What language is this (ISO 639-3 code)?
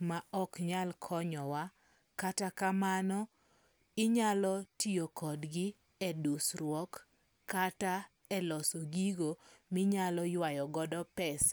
luo